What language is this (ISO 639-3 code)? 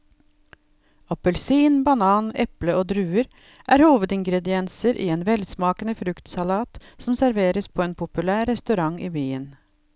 nor